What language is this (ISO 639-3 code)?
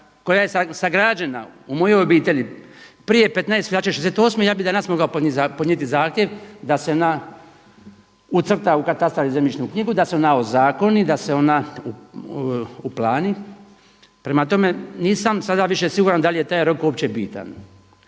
hrv